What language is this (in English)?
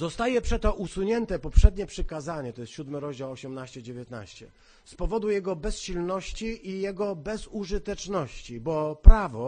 Polish